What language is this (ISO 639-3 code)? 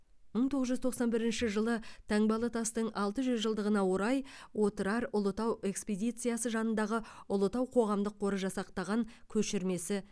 kaz